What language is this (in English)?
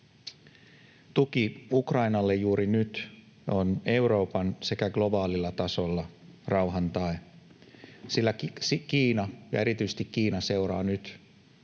Finnish